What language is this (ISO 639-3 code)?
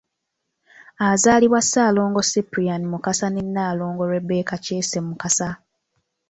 lug